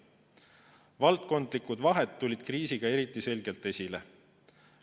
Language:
Estonian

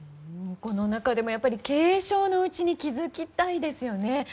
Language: Japanese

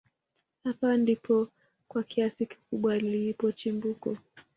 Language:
Swahili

